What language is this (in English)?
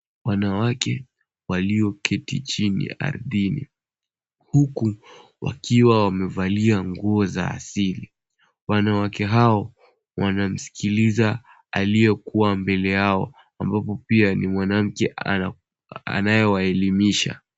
Swahili